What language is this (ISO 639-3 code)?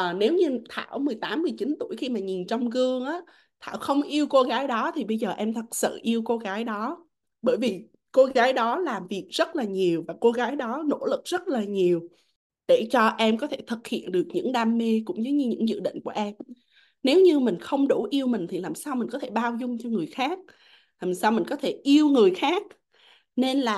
vie